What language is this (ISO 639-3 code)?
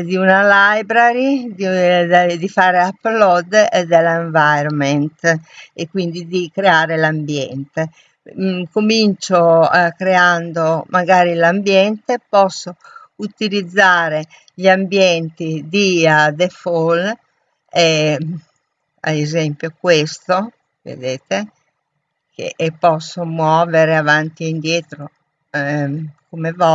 ita